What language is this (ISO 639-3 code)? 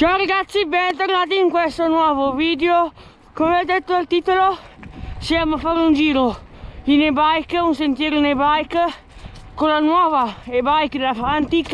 ita